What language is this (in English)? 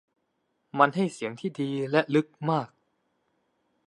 Thai